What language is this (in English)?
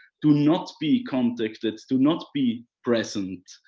English